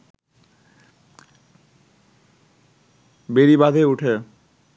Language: Bangla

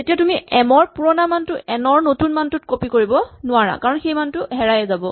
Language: Assamese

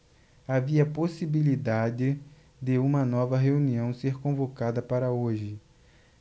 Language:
Portuguese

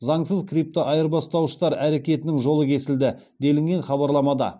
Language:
Kazakh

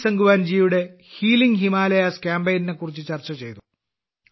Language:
Malayalam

